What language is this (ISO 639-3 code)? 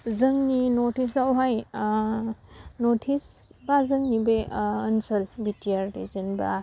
brx